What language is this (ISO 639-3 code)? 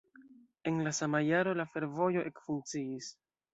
epo